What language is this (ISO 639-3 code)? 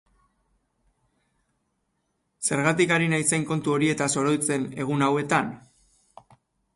eus